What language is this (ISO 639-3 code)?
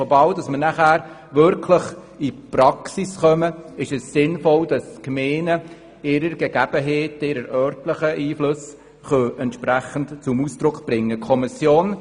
gsw